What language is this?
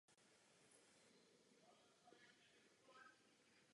Czech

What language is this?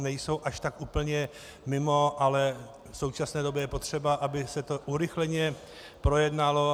Czech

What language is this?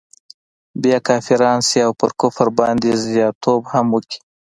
Pashto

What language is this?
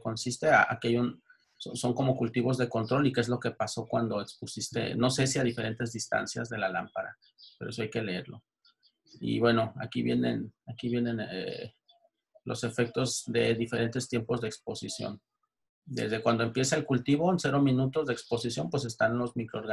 Spanish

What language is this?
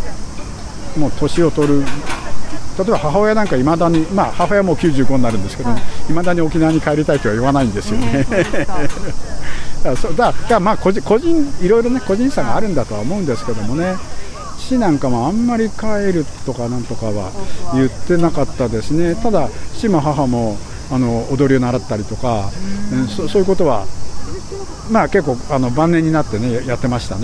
Japanese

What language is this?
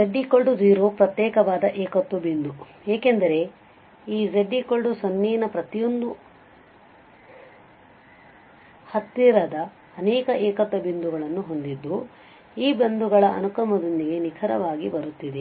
Kannada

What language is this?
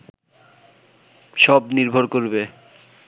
Bangla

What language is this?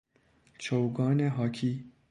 Persian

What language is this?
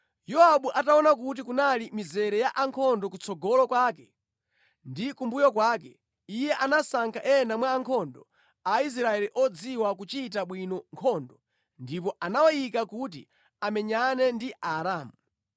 Nyanja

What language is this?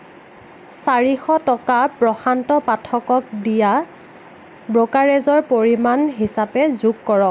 Assamese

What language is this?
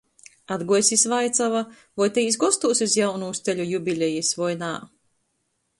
Latgalian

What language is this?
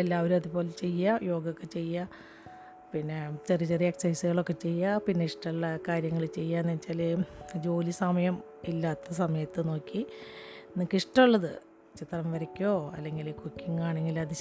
Malayalam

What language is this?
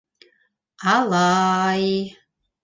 Bashkir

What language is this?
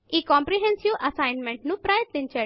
Telugu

